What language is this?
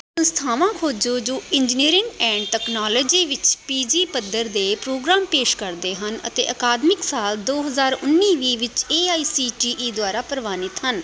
Punjabi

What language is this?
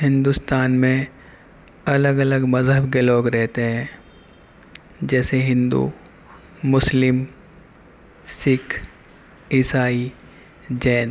Urdu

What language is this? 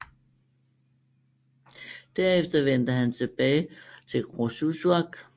Danish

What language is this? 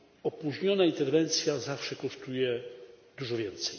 Polish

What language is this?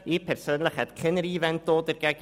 Swiss German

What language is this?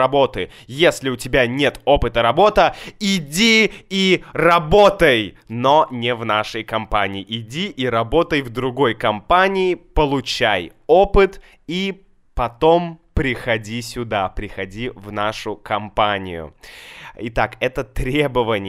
Russian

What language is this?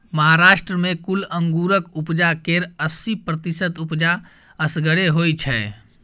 Maithili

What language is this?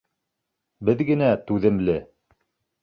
Bashkir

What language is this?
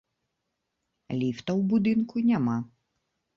Belarusian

